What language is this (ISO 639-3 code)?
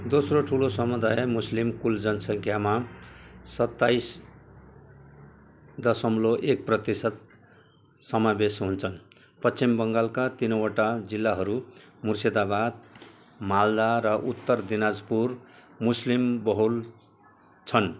nep